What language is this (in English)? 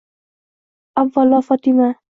Uzbek